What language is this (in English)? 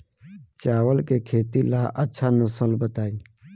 Bhojpuri